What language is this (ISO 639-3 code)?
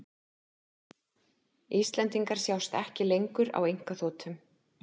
isl